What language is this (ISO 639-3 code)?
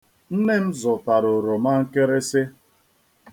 ibo